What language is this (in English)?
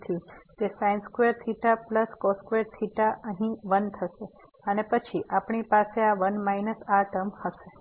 Gujarati